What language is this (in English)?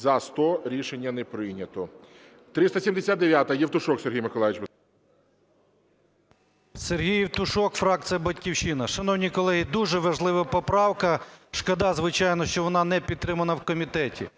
Ukrainian